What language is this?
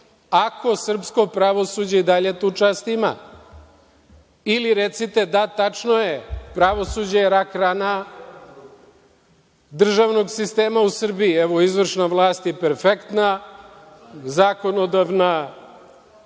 Serbian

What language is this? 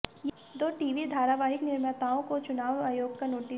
Hindi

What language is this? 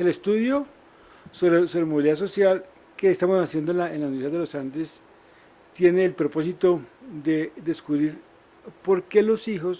Spanish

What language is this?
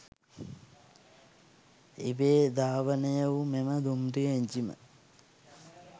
Sinhala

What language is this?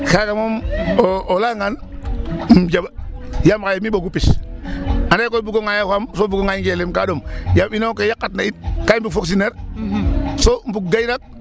Serer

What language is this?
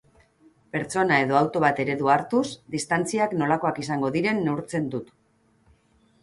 Basque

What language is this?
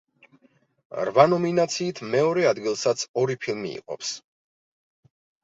Georgian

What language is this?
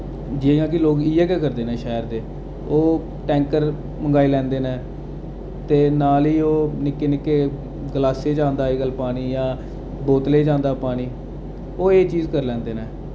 Dogri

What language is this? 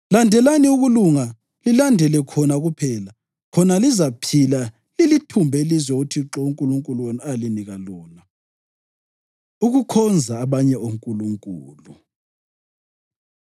North Ndebele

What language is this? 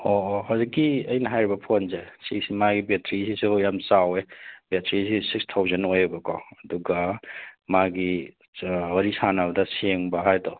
Manipuri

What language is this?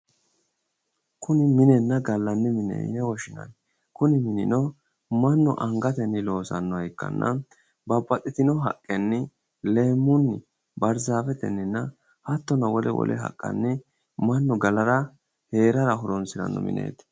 Sidamo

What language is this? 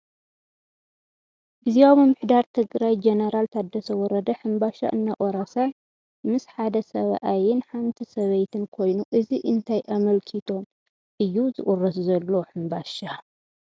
Tigrinya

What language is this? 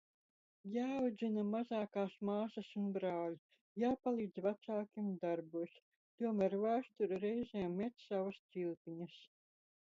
Latvian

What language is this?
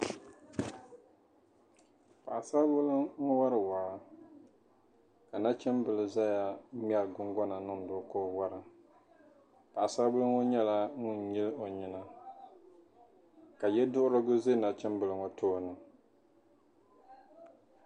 Dagbani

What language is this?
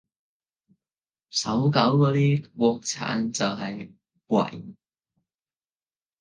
Cantonese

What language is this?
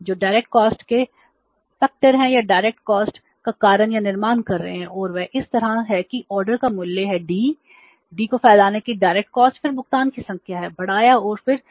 Hindi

